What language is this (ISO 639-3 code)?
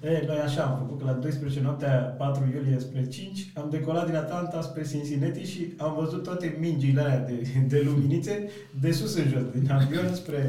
ron